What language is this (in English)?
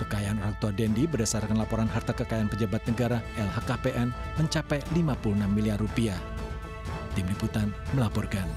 Indonesian